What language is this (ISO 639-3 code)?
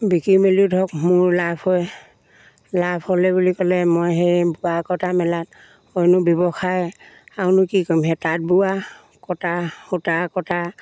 asm